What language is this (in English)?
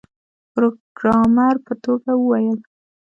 Pashto